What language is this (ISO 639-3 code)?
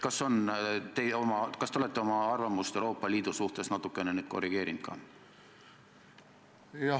est